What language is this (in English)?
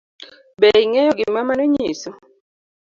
Luo (Kenya and Tanzania)